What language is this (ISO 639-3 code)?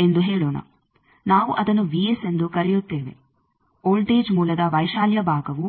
kan